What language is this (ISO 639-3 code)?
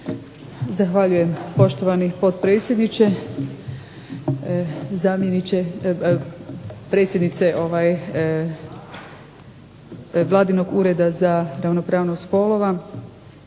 hrv